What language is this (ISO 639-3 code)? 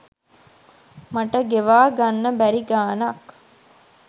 sin